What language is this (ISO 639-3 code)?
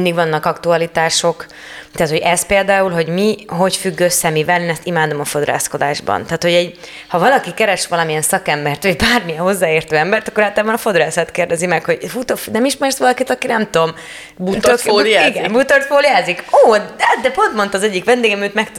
hun